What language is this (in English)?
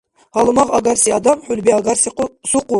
Dargwa